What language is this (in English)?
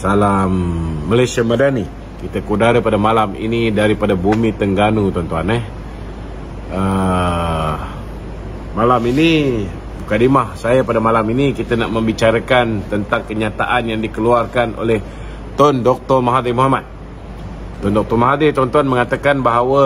Malay